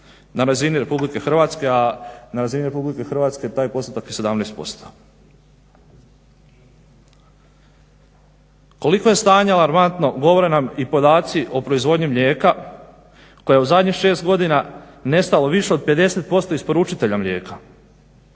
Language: Croatian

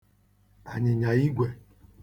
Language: Igbo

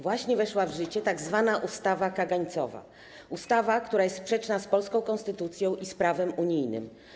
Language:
Polish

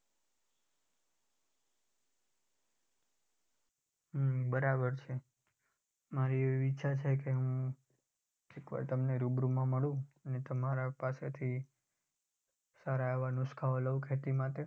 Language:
Gujarati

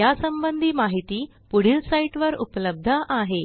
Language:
Marathi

